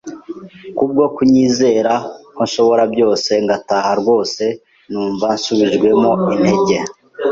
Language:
Kinyarwanda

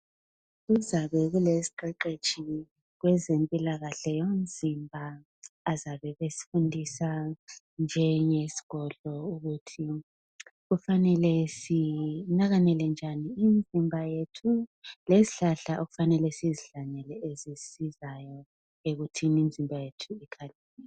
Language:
North Ndebele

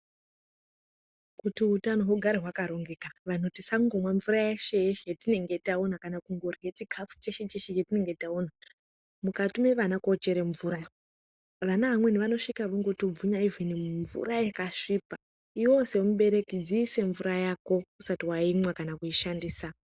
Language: Ndau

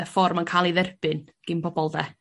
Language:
Welsh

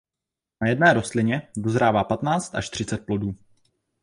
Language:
Czech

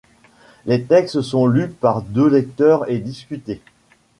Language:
French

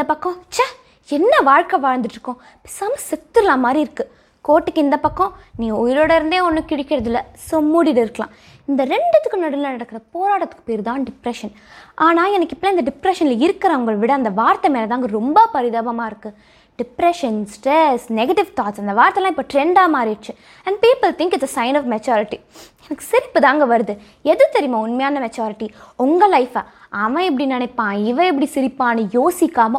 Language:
Tamil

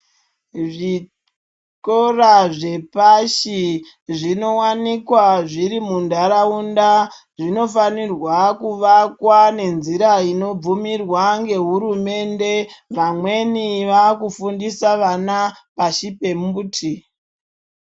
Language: Ndau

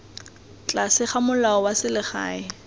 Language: Tswana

